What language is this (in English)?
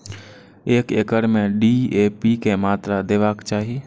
Maithili